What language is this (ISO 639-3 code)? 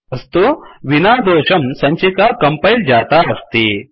san